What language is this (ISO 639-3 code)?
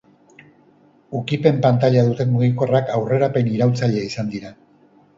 eus